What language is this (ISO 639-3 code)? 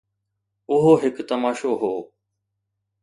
snd